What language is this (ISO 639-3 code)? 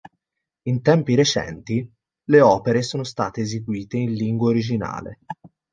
ita